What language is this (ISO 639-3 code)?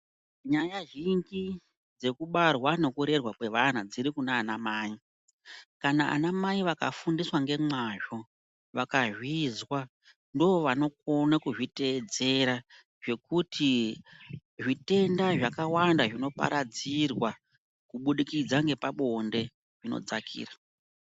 ndc